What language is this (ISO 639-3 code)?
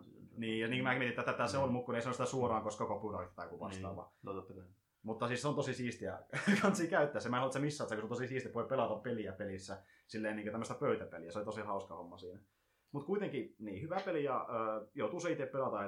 fin